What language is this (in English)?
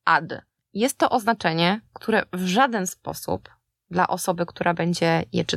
Polish